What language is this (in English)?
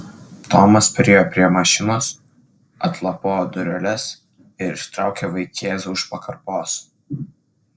Lithuanian